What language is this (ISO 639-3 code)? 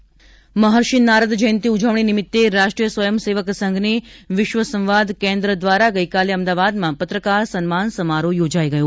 guj